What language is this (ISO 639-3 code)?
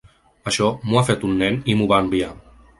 cat